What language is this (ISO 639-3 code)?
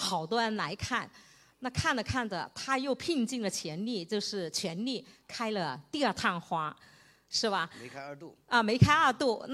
zho